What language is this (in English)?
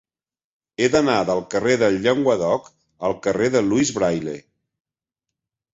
Catalan